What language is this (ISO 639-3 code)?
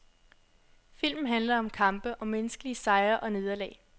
dan